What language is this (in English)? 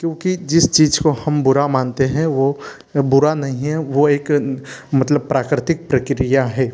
Hindi